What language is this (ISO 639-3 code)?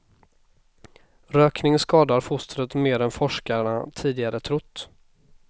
swe